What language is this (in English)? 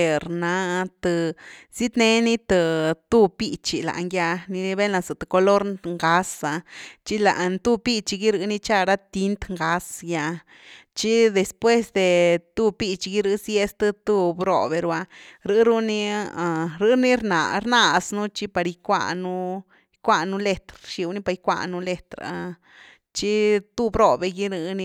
Güilá Zapotec